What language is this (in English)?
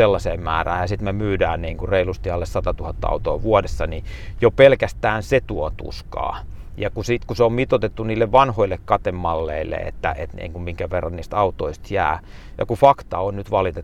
Finnish